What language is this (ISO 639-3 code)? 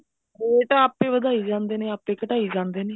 pan